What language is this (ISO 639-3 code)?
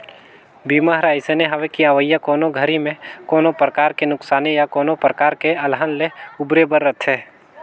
hne